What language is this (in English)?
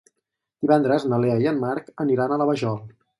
Catalan